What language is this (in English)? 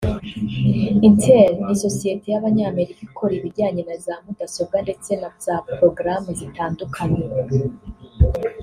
Kinyarwanda